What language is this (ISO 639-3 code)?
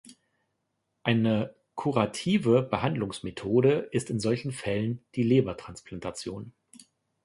deu